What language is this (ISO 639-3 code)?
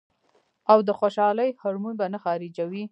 pus